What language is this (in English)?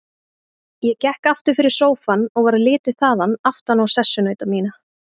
Icelandic